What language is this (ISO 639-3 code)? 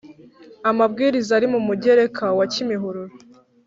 kin